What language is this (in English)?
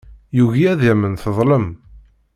Kabyle